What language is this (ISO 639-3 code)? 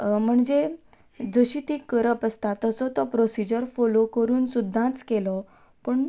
kok